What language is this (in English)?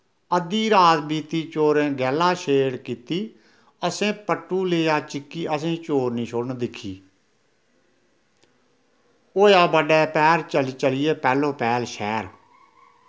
Dogri